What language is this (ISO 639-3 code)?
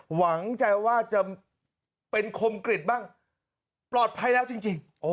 tha